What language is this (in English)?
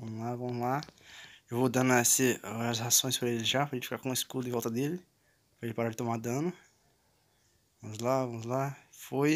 Portuguese